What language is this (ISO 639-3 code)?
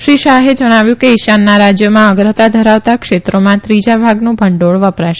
guj